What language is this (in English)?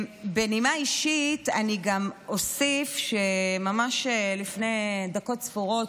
Hebrew